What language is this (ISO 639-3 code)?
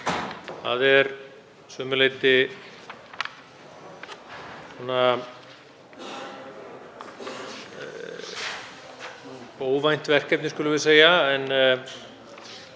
isl